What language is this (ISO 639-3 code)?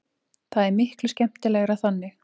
isl